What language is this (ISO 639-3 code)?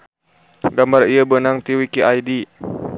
sun